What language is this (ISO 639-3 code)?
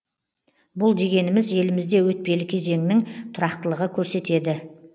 kaz